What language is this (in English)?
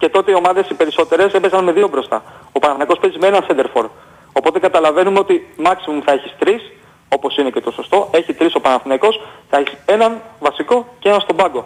Greek